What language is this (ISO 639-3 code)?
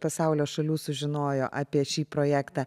lit